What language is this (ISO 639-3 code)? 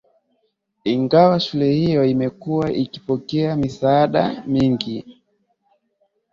swa